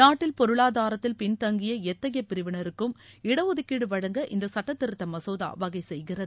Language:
Tamil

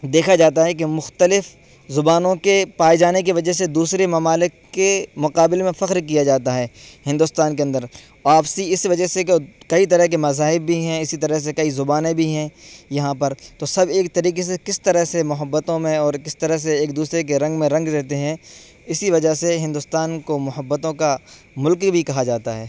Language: Urdu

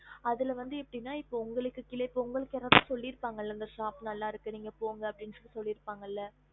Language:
Tamil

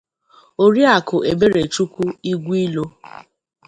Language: Igbo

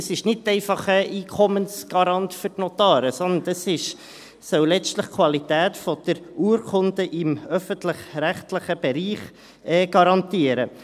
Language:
Swiss German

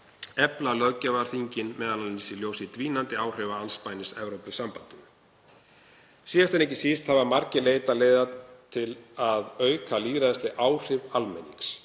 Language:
Icelandic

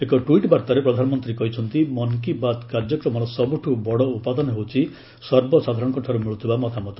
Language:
Odia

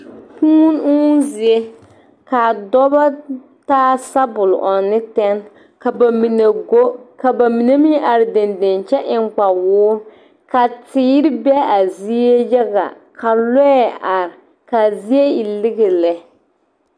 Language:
Southern Dagaare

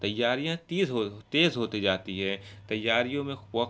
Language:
Urdu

